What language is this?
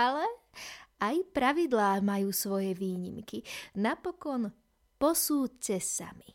Slovak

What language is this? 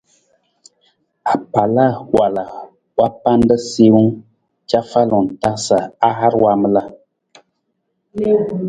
Nawdm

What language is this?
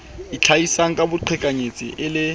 Southern Sotho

